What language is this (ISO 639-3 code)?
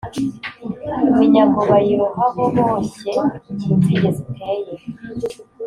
kin